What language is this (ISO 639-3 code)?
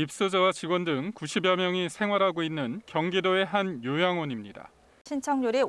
kor